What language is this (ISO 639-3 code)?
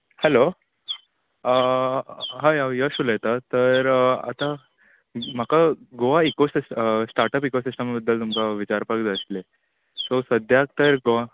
kok